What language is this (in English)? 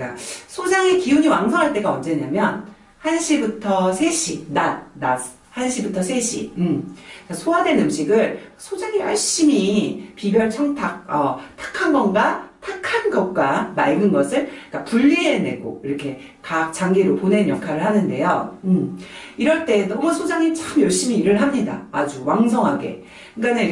Korean